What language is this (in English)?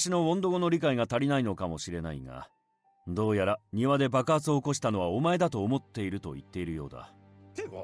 Japanese